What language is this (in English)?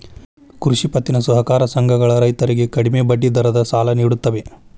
Kannada